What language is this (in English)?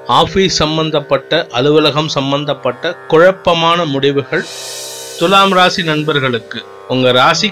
Tamil